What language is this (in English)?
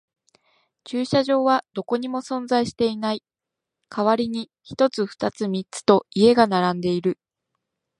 Japanese